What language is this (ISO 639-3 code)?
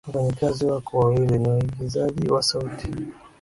swa